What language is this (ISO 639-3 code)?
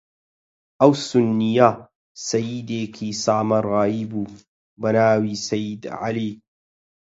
ckb